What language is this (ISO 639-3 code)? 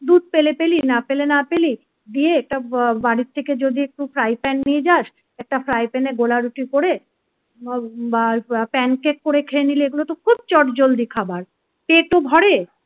ben